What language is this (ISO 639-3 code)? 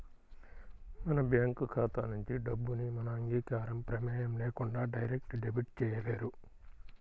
tel